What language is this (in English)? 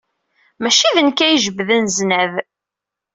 Kabyle